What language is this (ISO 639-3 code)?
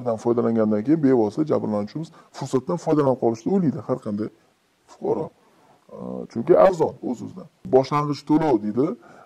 tur